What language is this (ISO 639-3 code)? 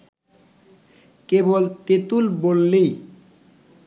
ben